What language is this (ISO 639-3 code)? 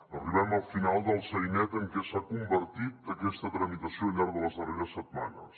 cat